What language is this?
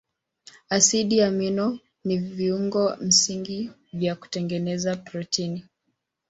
Swahili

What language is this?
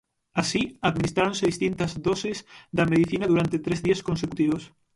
Galician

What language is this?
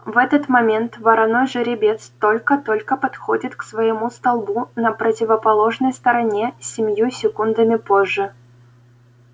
Russian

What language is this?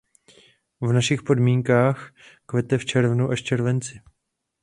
Czech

